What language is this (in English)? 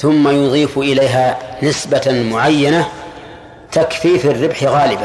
Arabic